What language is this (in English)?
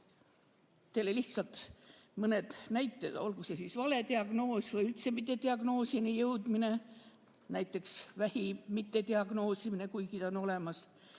Estonian